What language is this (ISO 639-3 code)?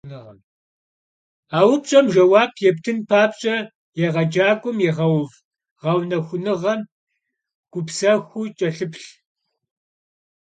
kbd